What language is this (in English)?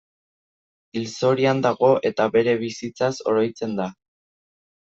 Basque